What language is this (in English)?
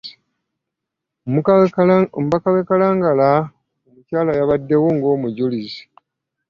Ganda